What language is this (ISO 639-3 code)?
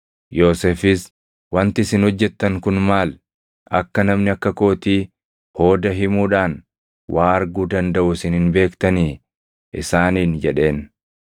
orm